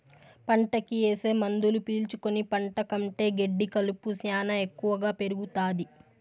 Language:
Telugu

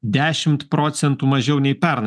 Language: Lithuanian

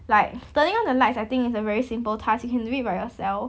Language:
English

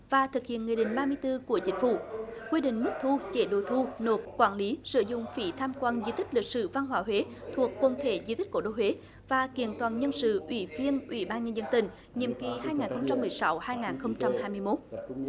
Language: Vietnamese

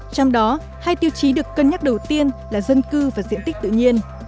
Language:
Vietnamese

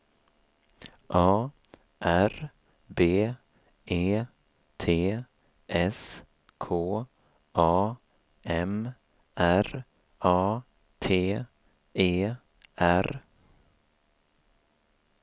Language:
Swedish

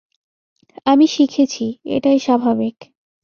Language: Bangla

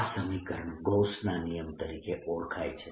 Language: Gujarati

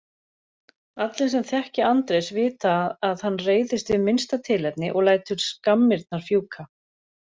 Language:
Icelandic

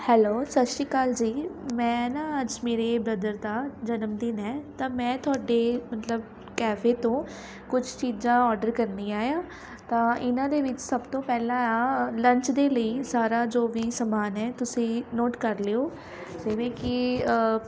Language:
Punjabi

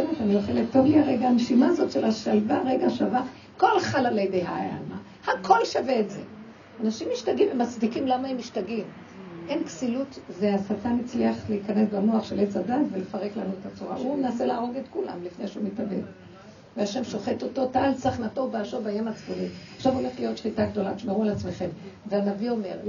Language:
Hebrew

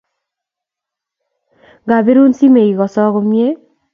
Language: Kalenjin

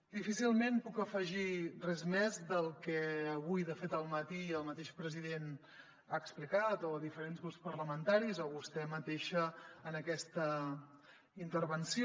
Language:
Catalan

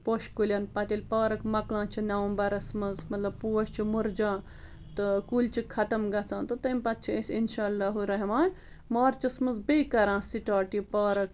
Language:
Kashmiri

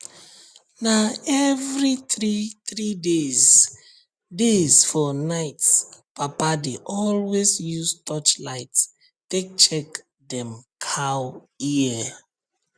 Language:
Nigerian Pidgin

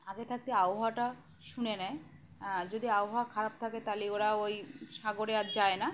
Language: Bangla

